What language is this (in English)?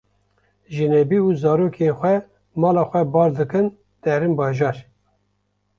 Kurdish